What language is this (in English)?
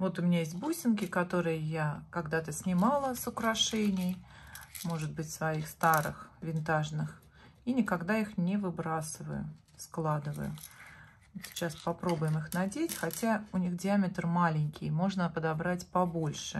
Russian